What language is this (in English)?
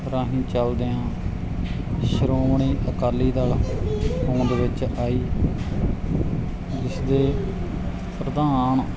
Punjabi